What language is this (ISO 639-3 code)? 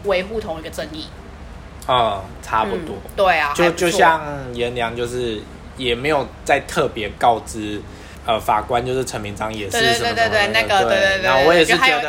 zho